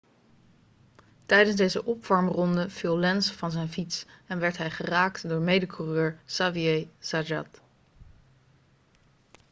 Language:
Dutch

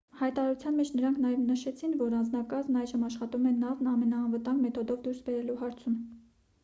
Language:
Armenian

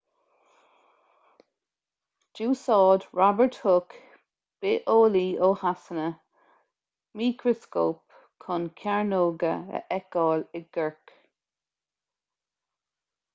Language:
Irish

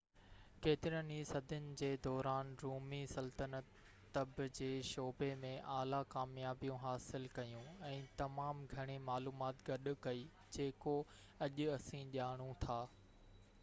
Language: Sindhi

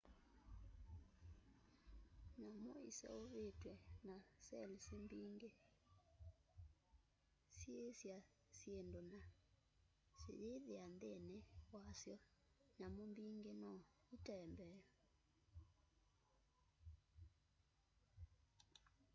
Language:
Kamba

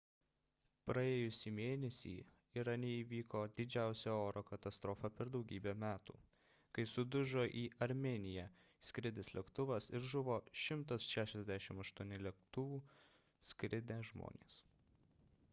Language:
Lithuanian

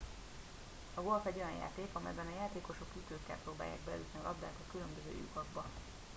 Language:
Hungarian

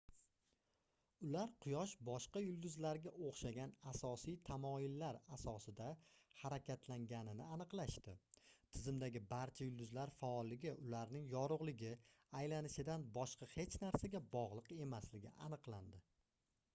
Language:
Uzbek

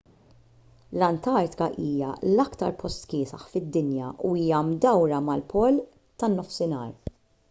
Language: Maltese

